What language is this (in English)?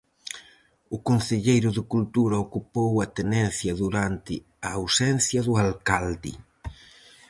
Galician